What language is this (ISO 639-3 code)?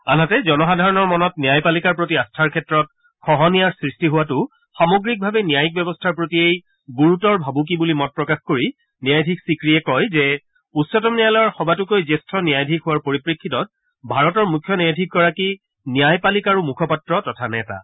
asm